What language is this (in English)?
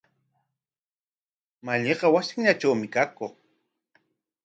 Corongo Ancash Quechua